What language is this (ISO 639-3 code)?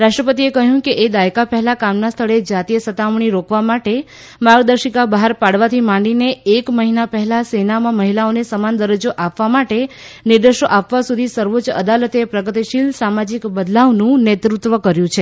guj